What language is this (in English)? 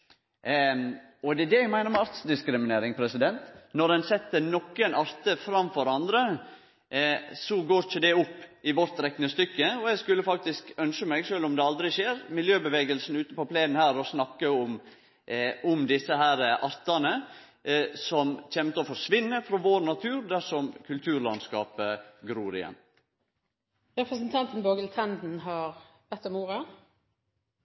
Norwegian Nynorsk